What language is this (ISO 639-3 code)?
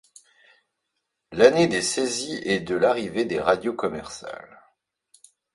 fra